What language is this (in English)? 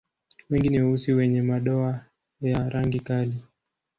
Swahili